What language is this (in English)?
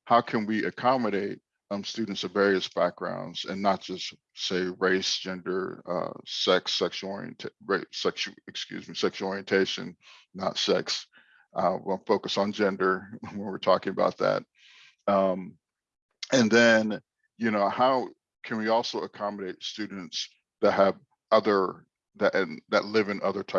English